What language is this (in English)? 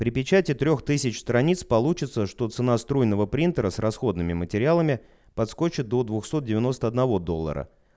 Russian